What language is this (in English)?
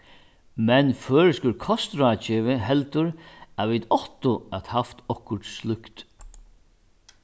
Faroese